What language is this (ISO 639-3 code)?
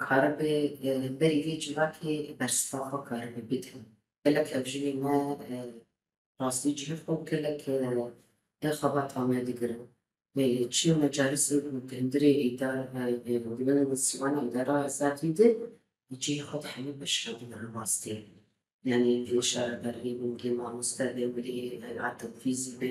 ara